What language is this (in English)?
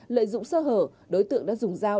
Vietnamese